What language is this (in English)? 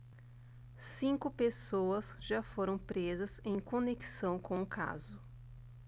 Portuguese